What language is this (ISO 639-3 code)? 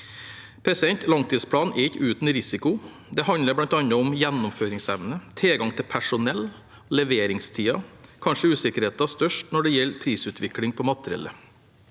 nor